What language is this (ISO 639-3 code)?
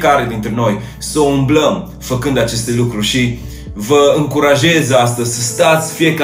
ron